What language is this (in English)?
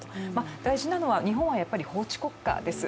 Japanese